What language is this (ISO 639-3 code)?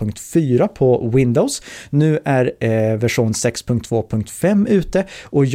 swe